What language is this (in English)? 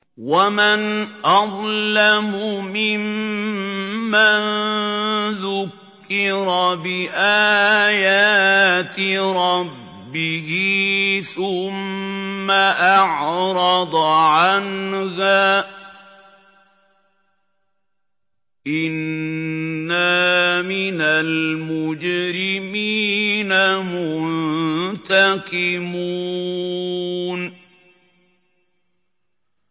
Arabic